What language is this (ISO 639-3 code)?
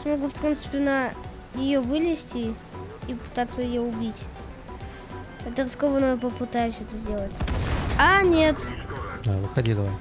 rus